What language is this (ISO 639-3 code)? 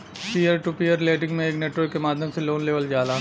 bho